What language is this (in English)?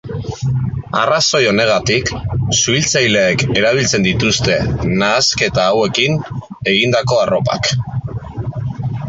Basque